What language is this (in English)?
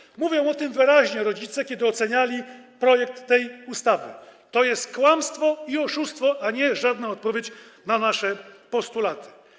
Polish